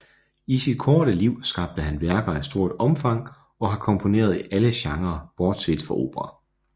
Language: Danish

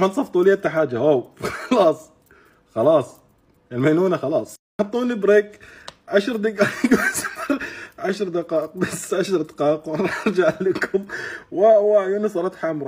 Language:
Arabic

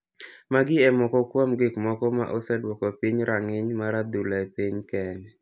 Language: Luo (Kenya and Tanzania)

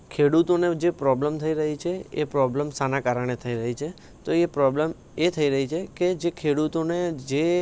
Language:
Gujarati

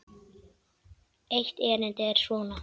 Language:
Icelandic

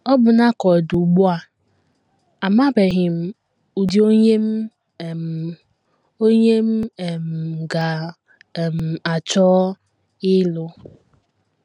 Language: Igbo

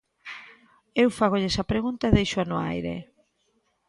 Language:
Galician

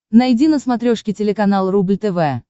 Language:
Russian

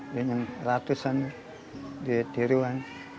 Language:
Indonesian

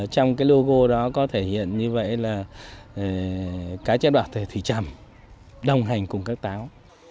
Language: Vietnamese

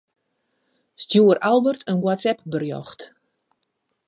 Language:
Western Frisian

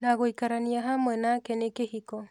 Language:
Kikuyu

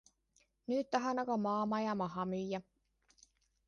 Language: Estonian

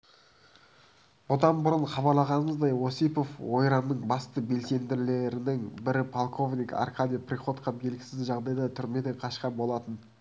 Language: Kazakh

